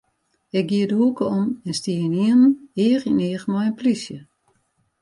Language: Western Frisian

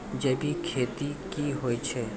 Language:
Maithili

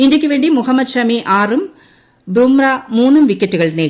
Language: Malayalam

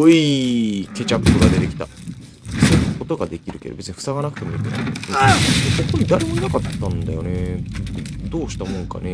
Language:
Japanese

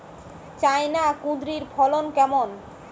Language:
Bangla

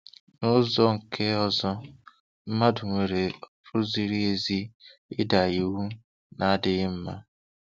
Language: Igbo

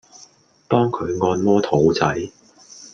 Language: Cantonese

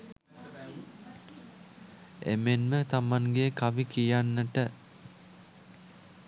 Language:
Sinhala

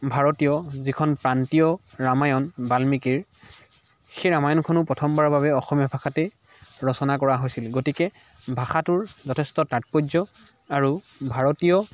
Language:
Assamese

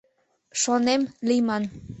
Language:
Mari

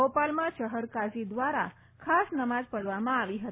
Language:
Gujarati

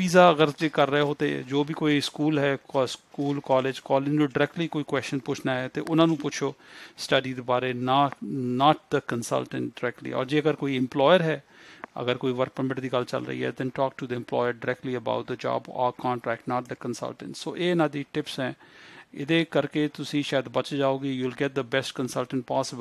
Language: Hindi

